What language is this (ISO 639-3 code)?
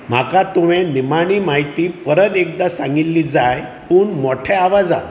kok